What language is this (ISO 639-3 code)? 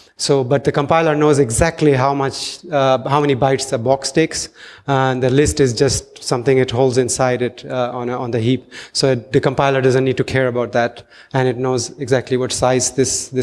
eng